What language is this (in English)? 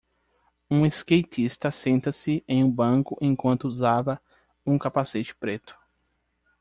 Portuguese